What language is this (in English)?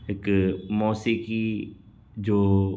Sindhi